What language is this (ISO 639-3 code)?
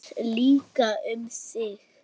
isl